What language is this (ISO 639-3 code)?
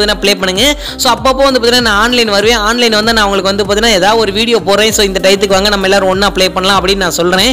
tam